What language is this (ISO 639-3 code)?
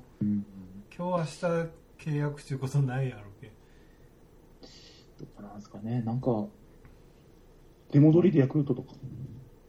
jpn